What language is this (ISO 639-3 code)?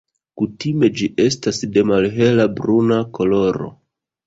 epo